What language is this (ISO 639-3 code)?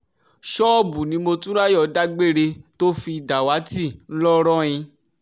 yor